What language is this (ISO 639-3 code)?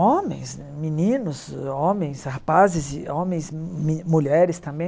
por